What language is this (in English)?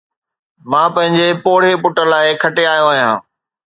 Sindhi